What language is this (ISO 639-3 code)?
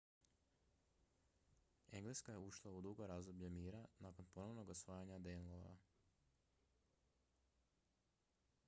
hrv